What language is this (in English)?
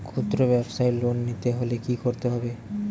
Bangla